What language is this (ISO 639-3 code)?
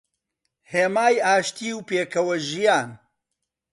ckb